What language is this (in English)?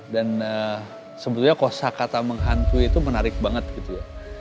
Indonesian